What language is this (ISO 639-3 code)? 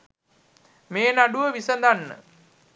sin